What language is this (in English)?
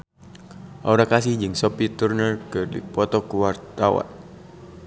Sundanese